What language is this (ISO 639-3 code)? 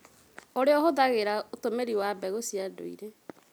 kik